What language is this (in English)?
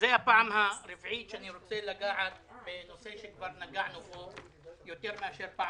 Hebrew